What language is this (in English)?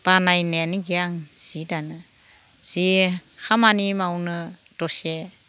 Bodo